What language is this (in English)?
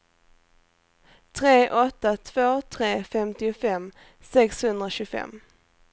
Swedish